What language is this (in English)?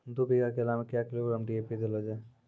Maithili